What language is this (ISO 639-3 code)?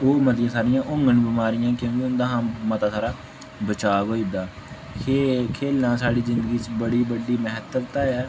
doi